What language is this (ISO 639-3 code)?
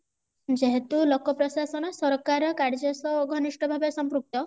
ori